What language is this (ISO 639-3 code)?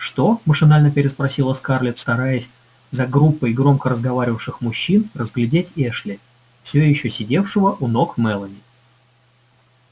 rus